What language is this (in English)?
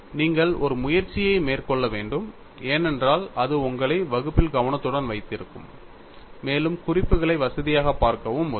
Tamil